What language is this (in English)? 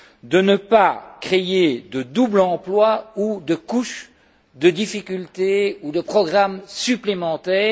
French